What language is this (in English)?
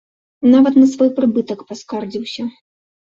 Belarusian